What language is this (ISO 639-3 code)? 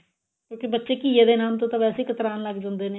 pan